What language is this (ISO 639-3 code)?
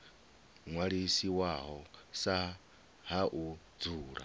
ven